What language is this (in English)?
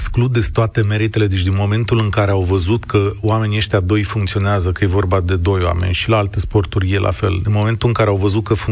Romanian